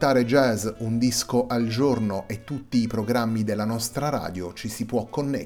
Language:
Italian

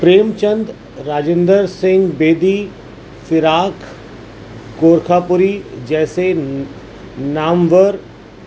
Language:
Urdu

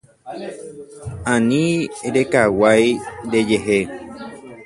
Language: Guarani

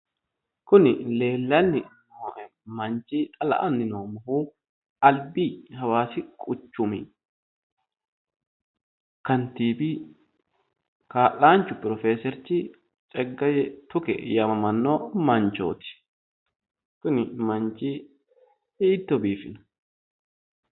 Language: Sidamo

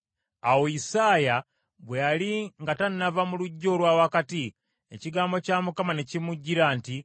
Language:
Ganda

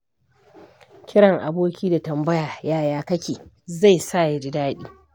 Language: Hausa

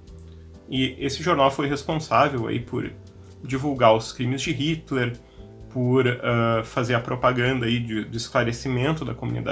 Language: Portuguese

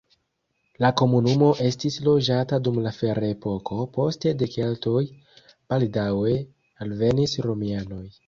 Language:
Esperanto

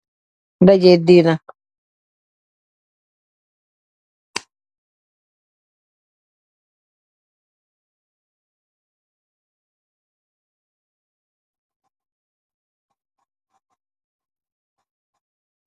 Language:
Wolof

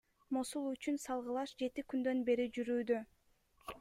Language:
Kyrgyz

